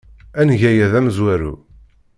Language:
Kabyle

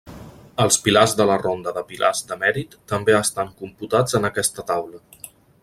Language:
Catalan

